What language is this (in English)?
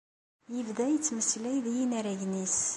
Kabyle